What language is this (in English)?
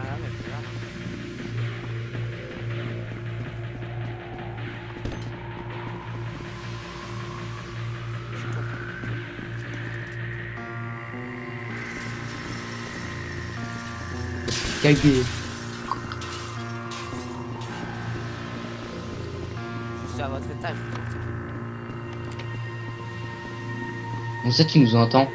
French